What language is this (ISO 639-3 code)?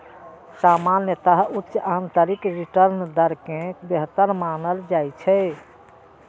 mai